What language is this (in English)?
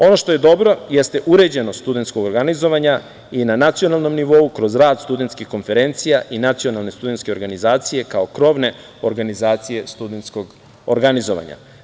Serbian